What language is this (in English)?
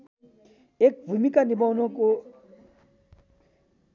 Nepali